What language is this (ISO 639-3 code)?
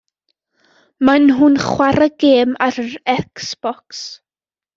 cym